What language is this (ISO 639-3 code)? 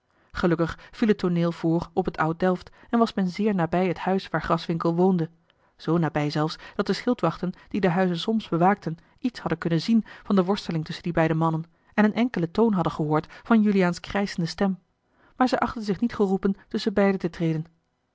nld